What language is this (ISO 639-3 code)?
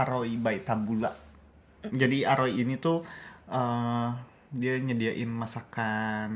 ind